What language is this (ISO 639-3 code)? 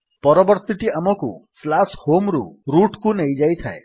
ori